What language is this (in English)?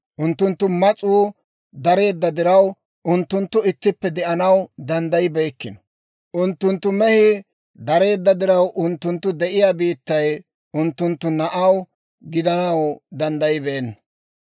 Dawro